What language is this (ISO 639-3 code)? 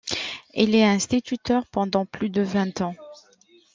fra